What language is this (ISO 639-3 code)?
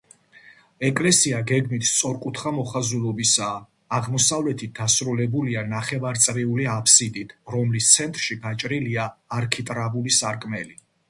kat